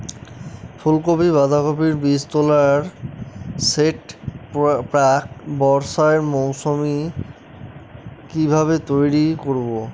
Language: Bangla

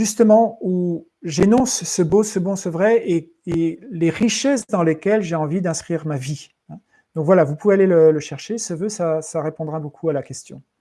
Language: French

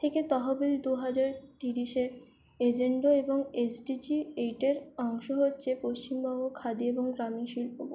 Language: Bangla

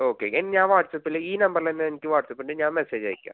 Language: Malayalam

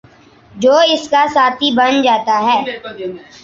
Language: Urdu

